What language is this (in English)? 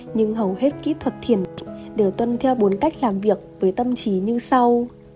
Vietnamese